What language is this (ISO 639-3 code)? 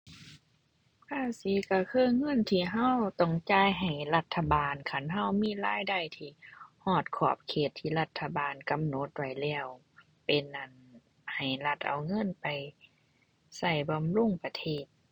tha